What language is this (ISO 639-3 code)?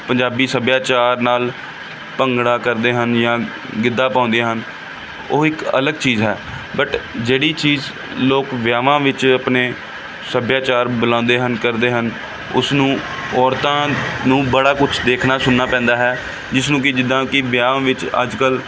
pan